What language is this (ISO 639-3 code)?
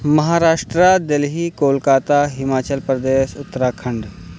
urd